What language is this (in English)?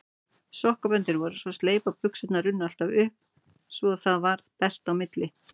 Icelandic